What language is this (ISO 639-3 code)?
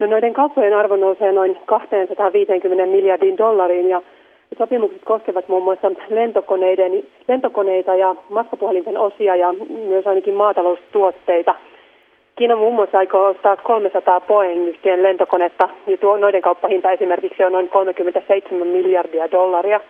fin